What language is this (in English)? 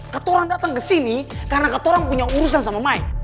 Indonesian